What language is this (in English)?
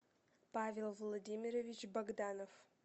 Russian